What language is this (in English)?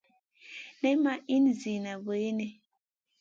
Masana